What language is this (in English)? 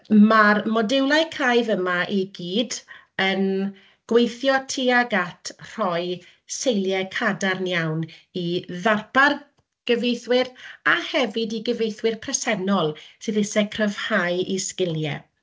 Welsh